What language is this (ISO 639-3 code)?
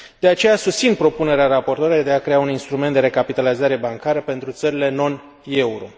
ron